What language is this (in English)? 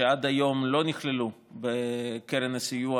Hebrew